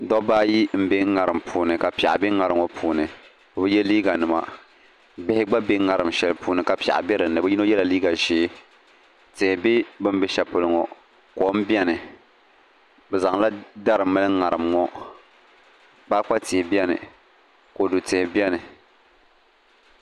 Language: Dagbani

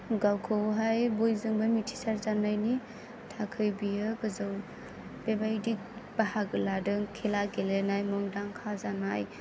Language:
Bodo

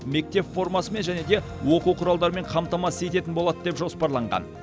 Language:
Kazakh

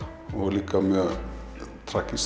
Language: Icelandic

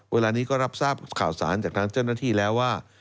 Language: Thai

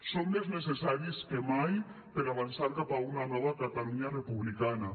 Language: Catalan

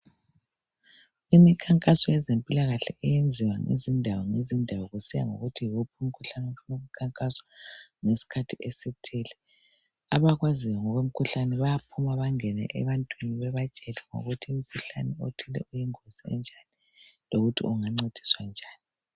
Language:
North Ndebele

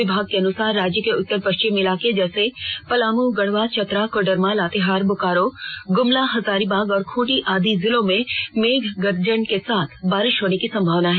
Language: Hindi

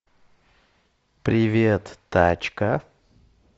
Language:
Russian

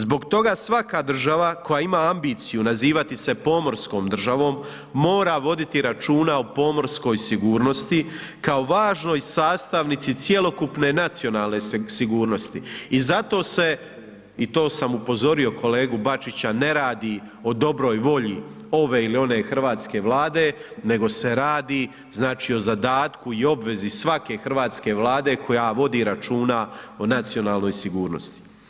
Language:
Croatian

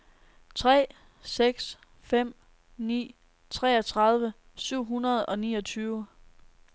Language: Danish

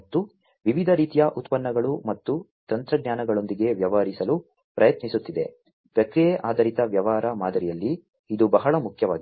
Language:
Kannada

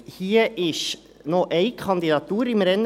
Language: Swiss German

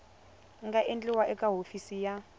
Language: Tsonga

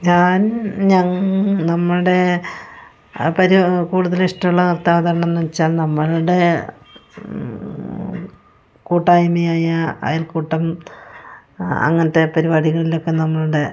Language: Malayalam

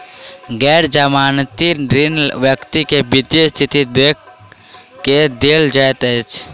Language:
Maithili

